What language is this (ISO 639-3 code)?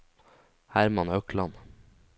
nor